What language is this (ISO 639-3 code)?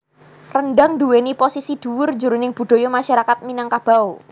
jav